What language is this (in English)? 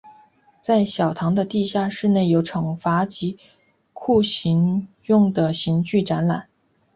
Chinese